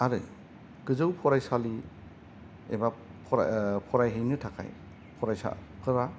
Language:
Bodo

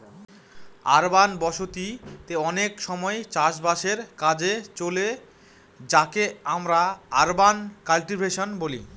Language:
Bangla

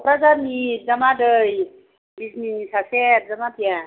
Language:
Bodo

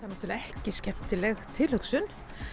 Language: Icelandic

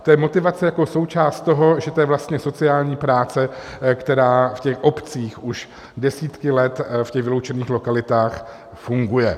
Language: Czech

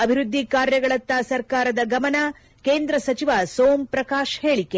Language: Kannada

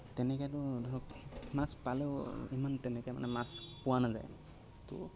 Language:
Assamese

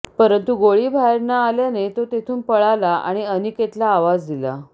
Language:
Marathi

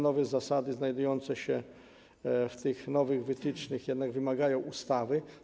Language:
Polish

